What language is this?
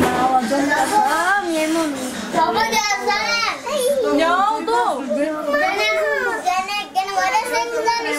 Turkish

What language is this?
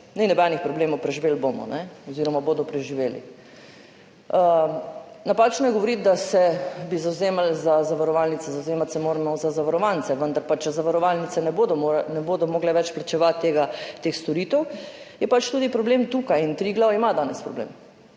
Slovenian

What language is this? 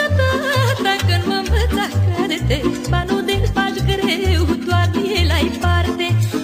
Romanian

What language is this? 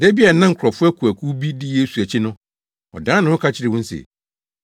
Akan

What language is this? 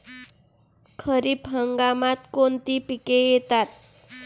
Marathi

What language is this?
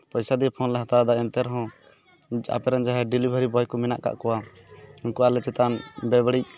Santali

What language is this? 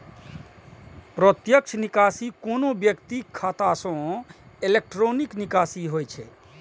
Maithili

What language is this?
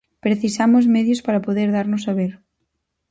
Galician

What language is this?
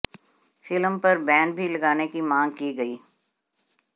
Hindi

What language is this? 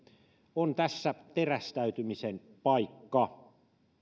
Finnish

